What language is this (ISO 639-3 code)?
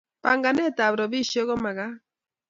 kln